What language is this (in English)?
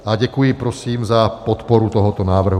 Czech